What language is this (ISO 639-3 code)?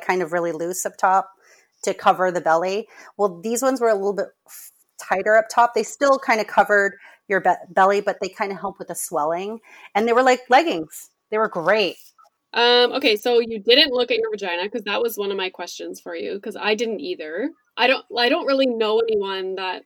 eng